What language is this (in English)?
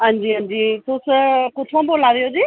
Dogri